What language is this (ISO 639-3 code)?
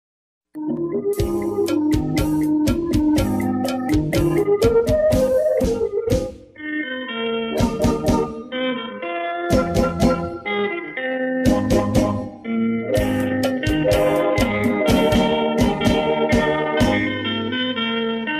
pol